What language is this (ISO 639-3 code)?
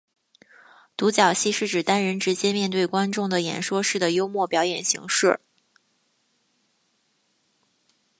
zho